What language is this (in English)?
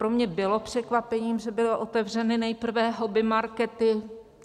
Czech